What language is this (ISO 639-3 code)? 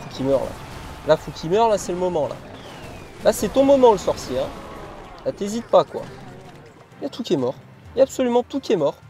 fra